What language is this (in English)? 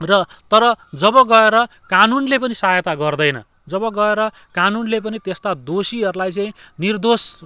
Nepali